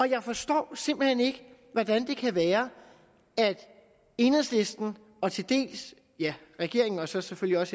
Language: Danish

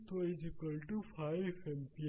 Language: Hindi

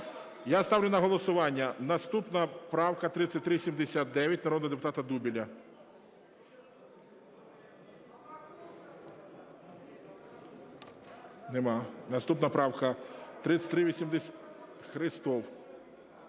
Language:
Ukrainian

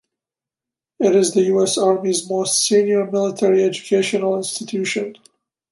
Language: English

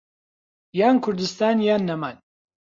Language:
Central Kurdish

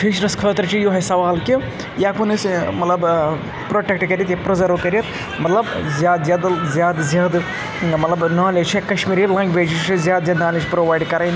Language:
Kashmiri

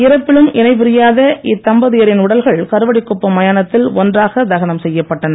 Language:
Tamil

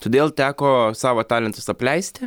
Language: Lithuanian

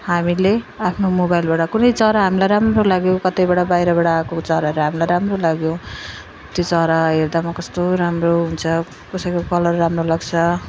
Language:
Nepali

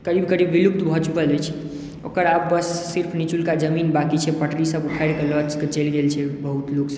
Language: Maithili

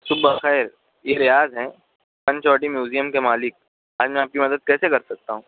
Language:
Urdu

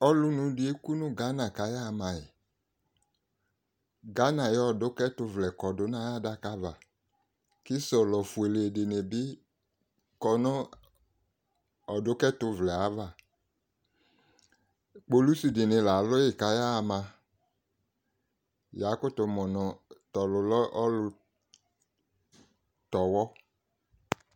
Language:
Ikposo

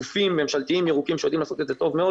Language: Hebrew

